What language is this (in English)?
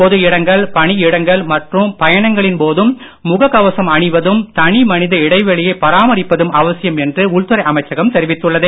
Tamil